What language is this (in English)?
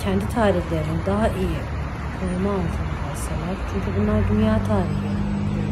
Turkish